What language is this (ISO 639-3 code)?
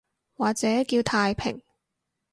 yue